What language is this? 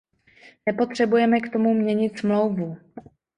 Czech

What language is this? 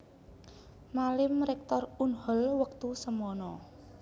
Javanese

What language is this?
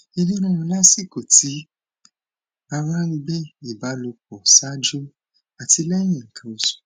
Yoruba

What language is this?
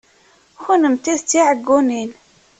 Kabyle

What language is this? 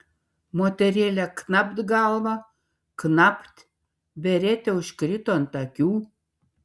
Lithuanian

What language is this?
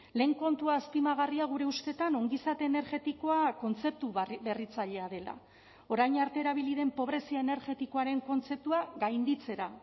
Basque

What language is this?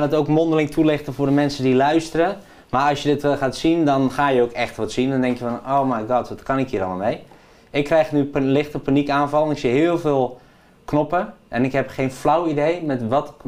Dutch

